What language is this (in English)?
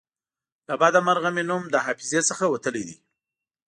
Pashto